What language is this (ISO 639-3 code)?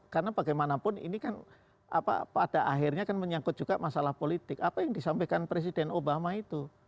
ind